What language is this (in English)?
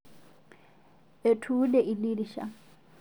Masai